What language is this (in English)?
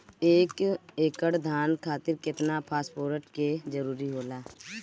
Bhojpuri